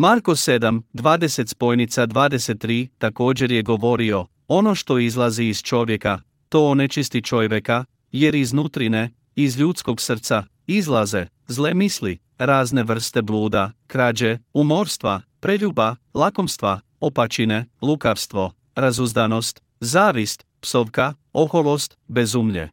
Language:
Croatian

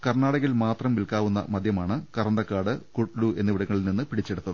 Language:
Malayalam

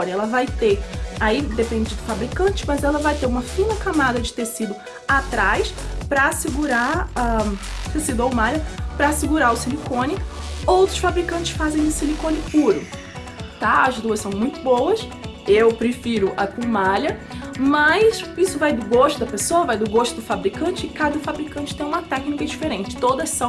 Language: Portuguese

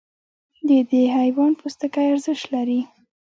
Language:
Pashto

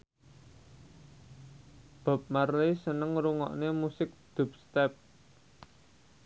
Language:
Javanese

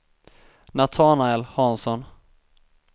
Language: Swedish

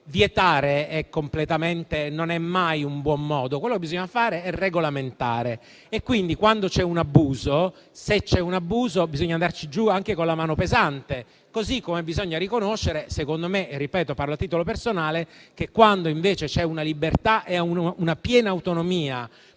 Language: Italian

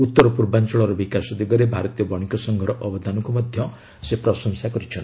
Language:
Odia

